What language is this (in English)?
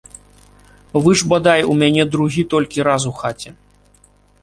Belarusian